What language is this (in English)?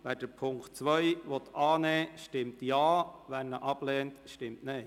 Swiss German